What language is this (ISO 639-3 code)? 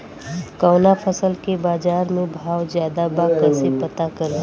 bho